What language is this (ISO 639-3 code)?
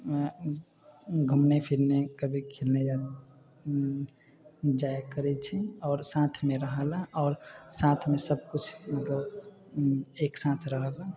mai